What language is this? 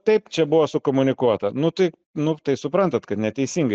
Lithuanian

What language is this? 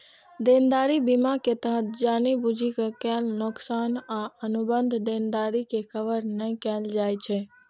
Maithili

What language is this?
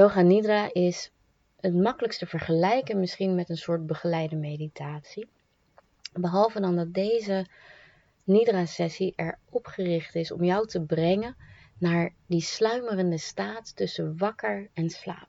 Dutch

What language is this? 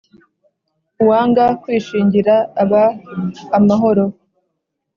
Kinyarwanda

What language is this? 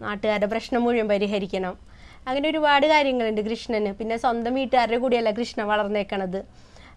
Malayalam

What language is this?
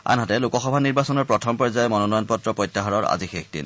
Assamese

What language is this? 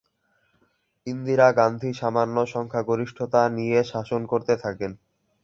Bangla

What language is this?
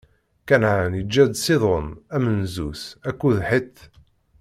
Kabyle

